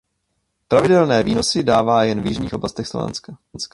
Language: Czech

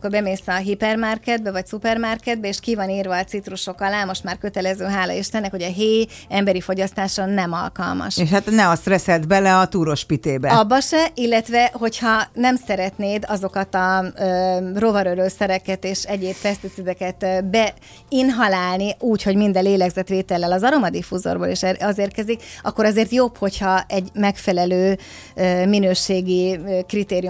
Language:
Hungarian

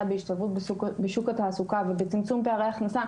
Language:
Hebrew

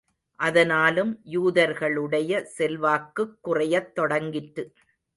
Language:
Tamil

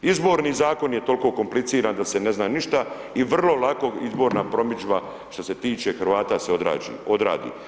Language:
Croatian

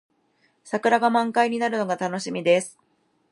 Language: Japanese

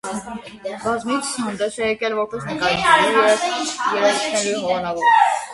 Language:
Armenian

